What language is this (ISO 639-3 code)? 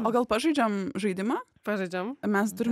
lit